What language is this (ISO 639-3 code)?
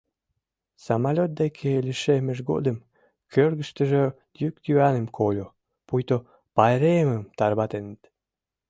chm